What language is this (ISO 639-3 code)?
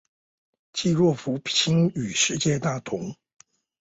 zho